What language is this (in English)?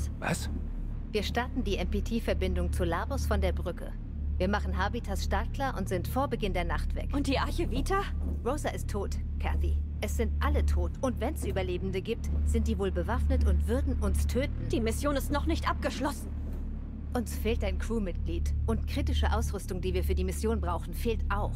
German